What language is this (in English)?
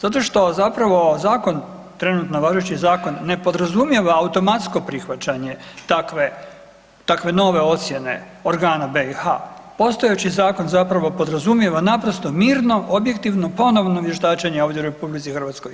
Croatian